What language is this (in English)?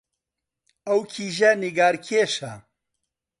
Central Kurdish